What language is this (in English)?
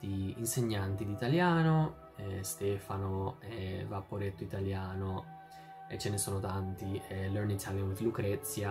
Italian